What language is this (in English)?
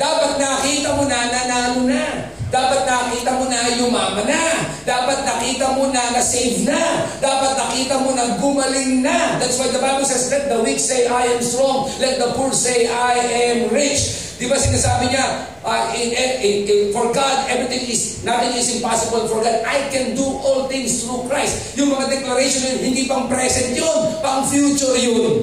Filipino